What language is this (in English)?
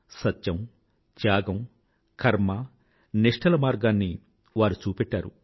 Telugu